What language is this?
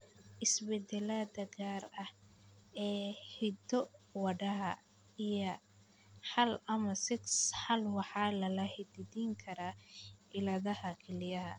Somali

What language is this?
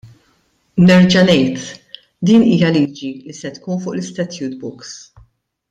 Maltese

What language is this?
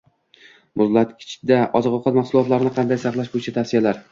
Uzbek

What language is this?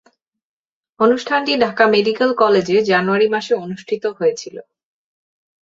Bangla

